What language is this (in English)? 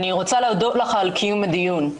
Hebrew